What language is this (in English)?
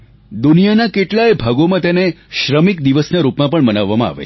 Gujarati